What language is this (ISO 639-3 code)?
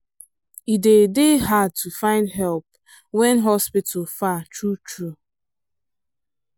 pcm